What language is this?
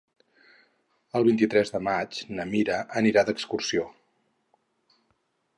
Catalan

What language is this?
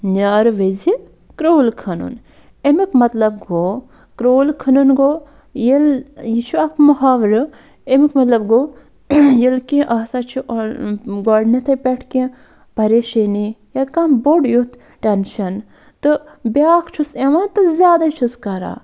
Kashmiri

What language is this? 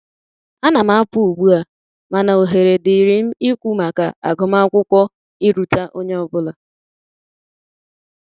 Igbo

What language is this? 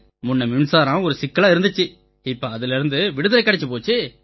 Tamil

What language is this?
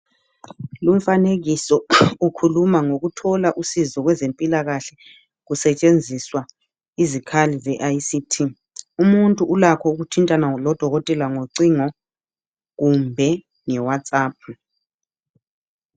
North Ndebele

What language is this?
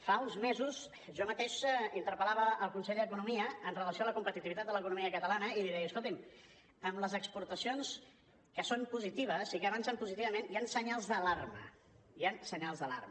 Catalan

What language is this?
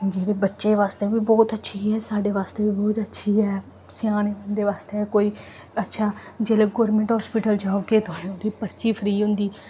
Dogri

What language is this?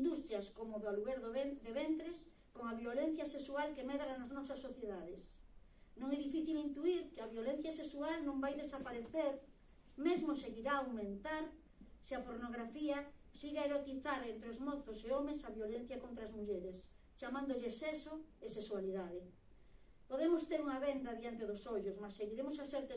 Galician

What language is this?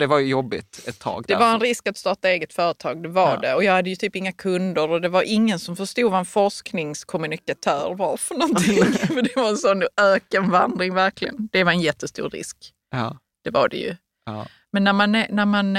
Swedish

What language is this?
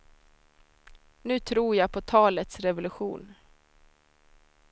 Swedish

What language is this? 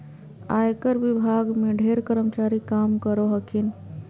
Magahi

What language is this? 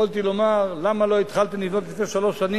Hebrew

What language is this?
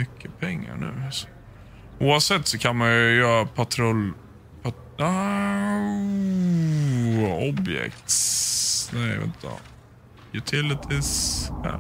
Swedish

